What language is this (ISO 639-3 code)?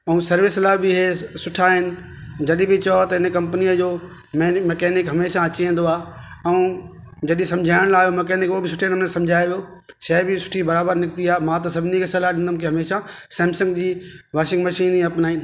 snd